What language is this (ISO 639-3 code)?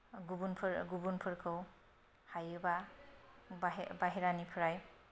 brx